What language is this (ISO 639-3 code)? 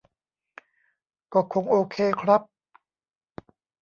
tha